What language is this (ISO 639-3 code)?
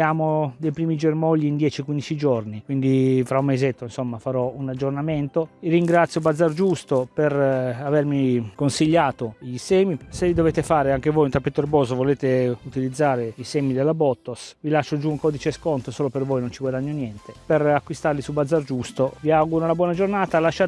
ita